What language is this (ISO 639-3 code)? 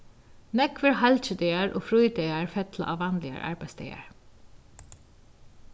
fao